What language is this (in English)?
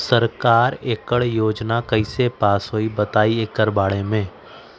Magahi